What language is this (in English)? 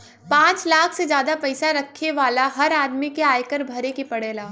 Bhojpuri